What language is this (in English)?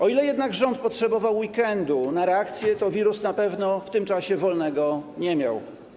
Polish